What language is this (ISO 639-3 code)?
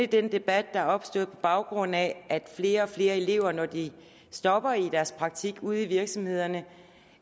dan